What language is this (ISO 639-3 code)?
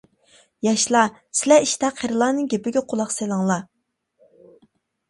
uig